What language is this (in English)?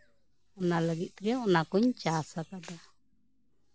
Santali